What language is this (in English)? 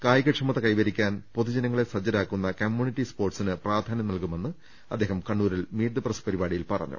Malayalam